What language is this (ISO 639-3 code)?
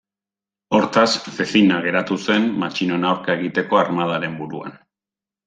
eus